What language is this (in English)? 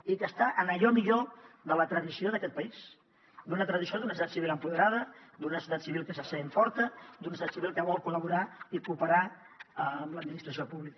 Catalan